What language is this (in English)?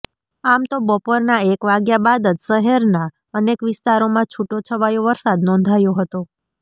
Gujarati